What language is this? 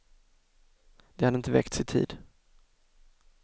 Swedish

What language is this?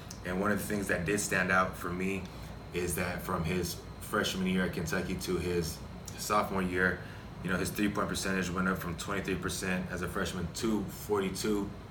English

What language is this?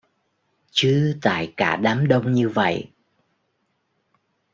Vietnamese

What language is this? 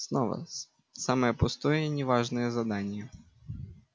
Russian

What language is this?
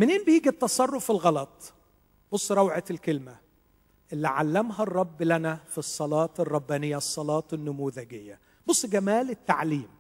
Arabic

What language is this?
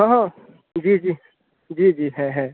Urdu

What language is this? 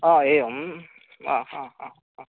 Sanskrit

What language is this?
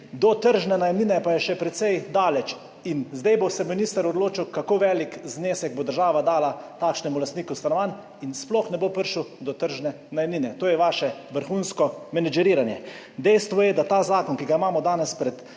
Slovenian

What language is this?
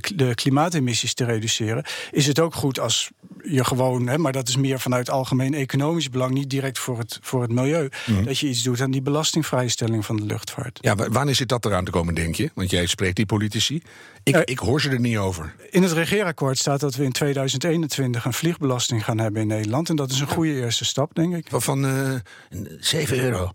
Dutch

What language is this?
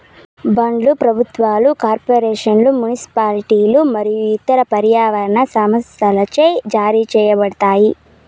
Telugu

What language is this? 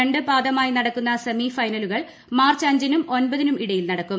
Malayalam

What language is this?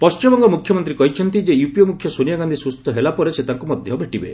Odia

